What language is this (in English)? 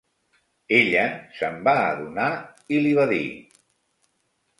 Catalan